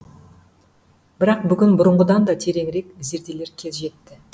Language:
Kazakh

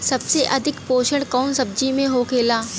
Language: Bhojpuri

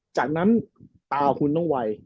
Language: Thai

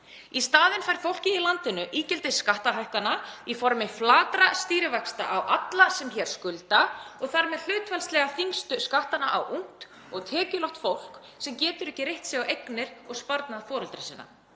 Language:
Icelandic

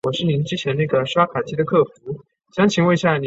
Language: Chinese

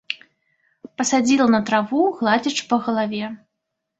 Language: Belarusian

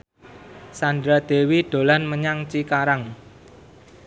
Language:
Javanese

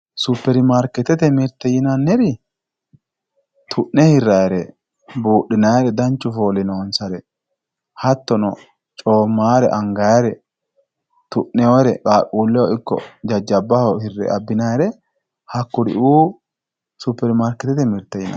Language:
Sidamo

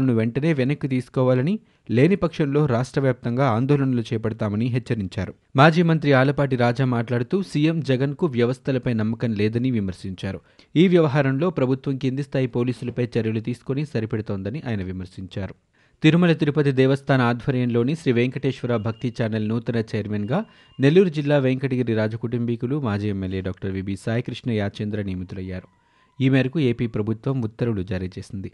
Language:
Telugu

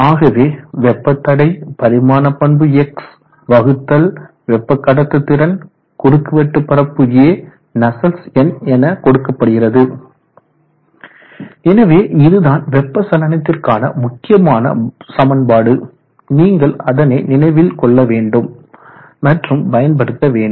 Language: Tamil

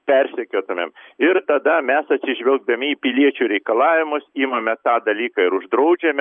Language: Lithuanian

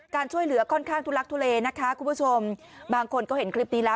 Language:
Thai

